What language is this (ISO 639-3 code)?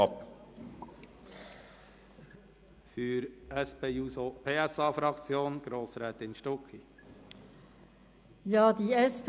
gsw